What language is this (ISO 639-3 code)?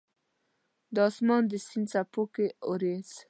pus